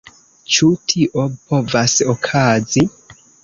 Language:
Esperanto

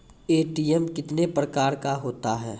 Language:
Maithili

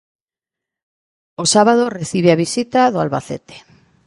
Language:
Galician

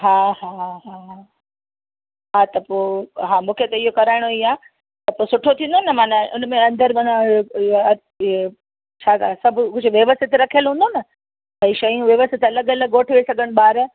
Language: Sindhi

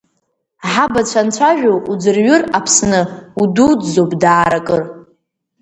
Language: Abkhazian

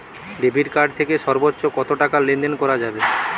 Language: Bangla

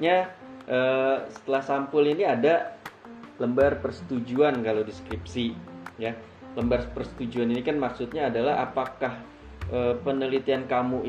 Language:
Indonesian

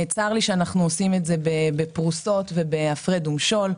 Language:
Hebrew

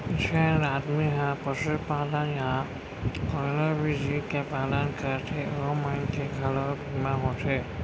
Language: Chhattisgarhi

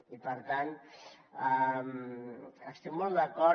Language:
Catalan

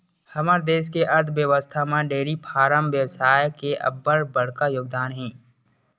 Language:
Chhattisgarhi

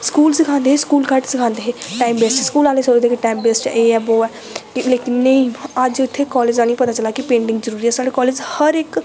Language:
Dogri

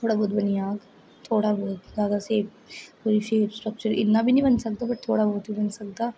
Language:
Dogri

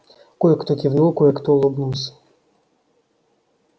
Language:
Russian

